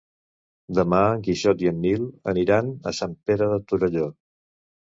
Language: Catalan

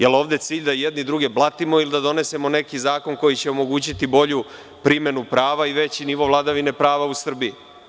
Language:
Serbian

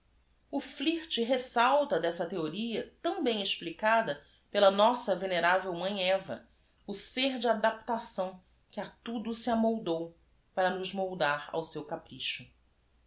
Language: Portuguese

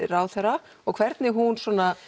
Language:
Icelandic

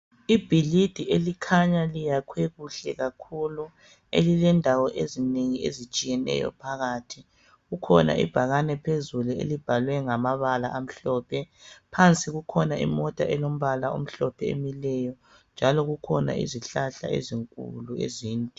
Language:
North Ndebele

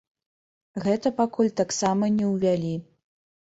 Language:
Belarusian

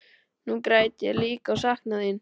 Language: Icelandic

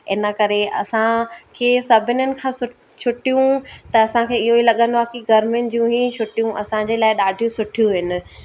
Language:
Sindhi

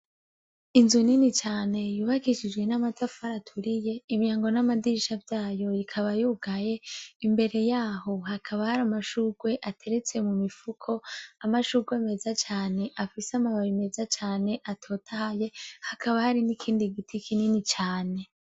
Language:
Rundi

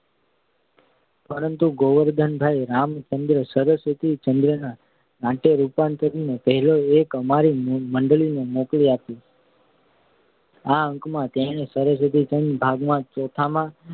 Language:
Gujarati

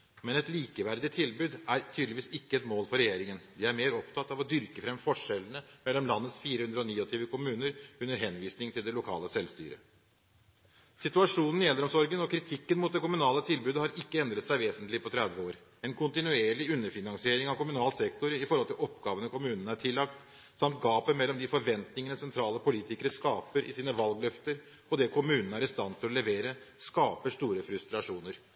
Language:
Norwegian Bokmål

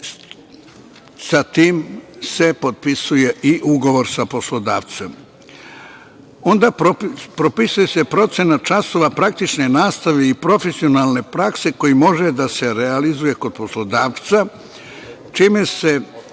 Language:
Serbian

